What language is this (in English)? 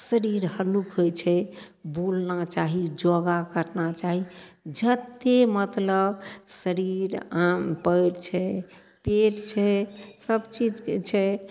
Maithili